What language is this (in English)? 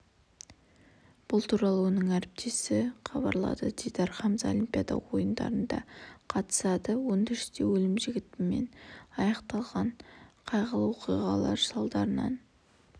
Kazakh